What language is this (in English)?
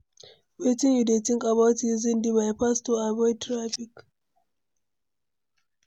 Nigerian Pidgin